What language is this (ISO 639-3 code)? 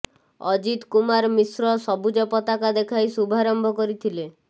ori